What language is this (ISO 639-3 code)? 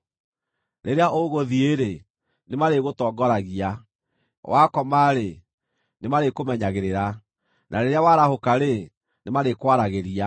kik